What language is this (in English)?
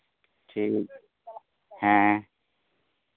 Santali